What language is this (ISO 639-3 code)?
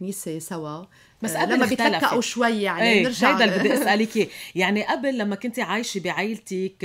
ara